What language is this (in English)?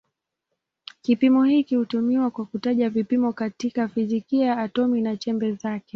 Swahili